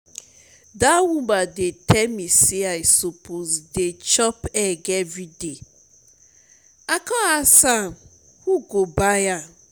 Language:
Nigerian Pidgin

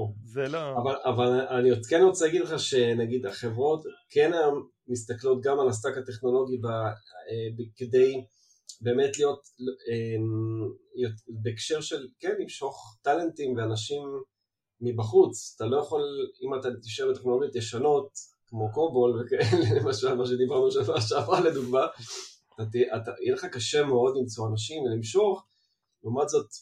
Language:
Hebrew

